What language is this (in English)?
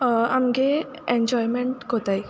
Konkani